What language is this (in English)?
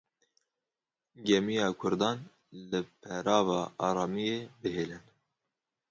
Kurdish